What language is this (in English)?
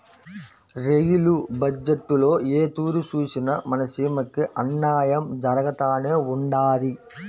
Telugu